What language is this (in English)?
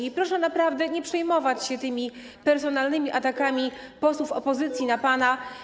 Polish